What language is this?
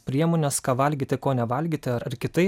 Lithuanian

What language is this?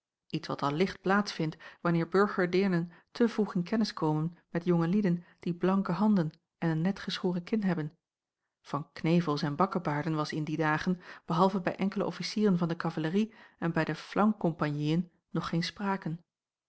Dutch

